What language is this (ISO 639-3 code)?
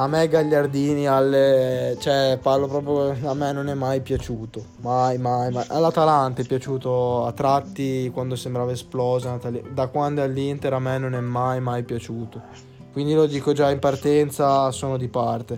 ita